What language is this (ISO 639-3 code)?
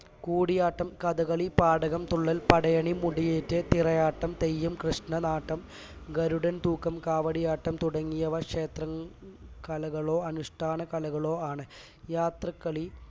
mal